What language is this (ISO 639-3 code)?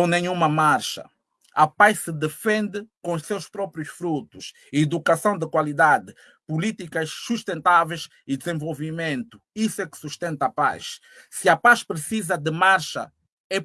por